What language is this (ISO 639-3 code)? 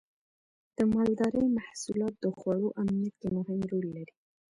pus